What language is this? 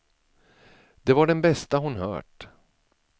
Swedish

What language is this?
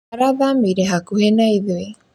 Kikuyu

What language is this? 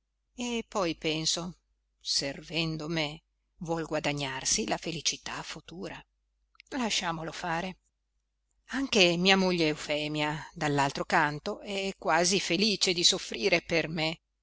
Italian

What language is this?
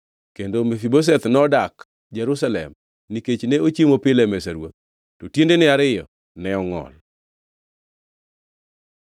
Luo (Kenya and Tanzania)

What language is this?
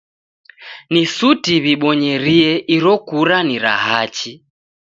Taita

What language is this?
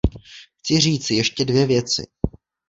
Czech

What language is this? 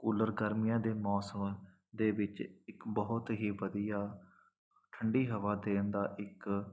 Punjabi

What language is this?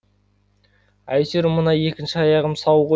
Kazakh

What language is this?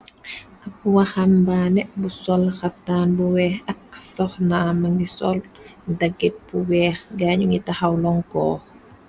Wolof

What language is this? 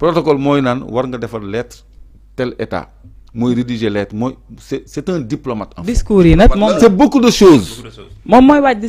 French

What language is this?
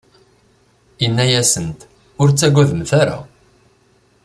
Kabyle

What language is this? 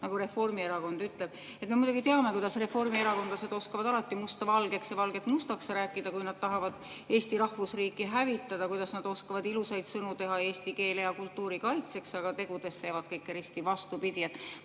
Estonian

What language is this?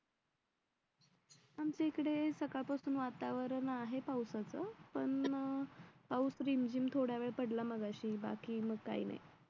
Marathi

